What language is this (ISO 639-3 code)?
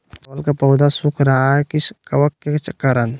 mag